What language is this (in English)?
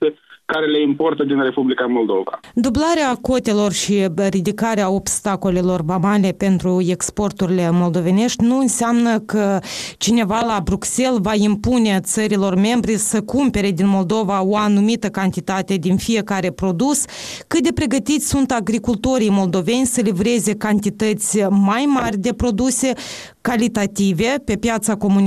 Romanian